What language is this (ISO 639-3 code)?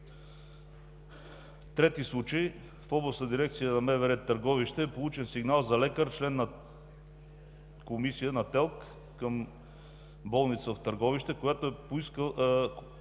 bul